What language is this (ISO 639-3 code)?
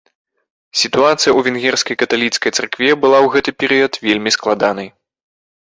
bel